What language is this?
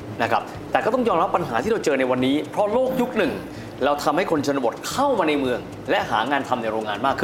Thai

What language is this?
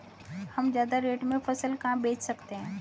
Hindi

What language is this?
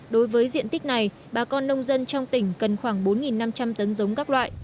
Vietnamese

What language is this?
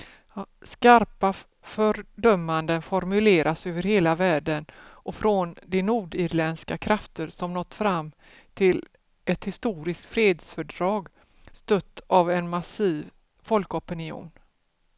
Swedish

